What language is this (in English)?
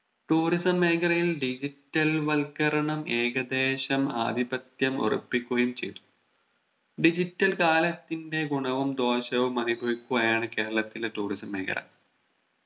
Malayalam